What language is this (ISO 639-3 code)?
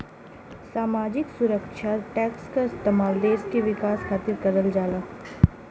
bho